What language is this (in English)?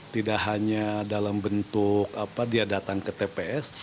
Indonesian